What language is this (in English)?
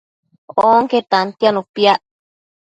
Matsés